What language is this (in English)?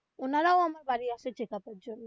Bangla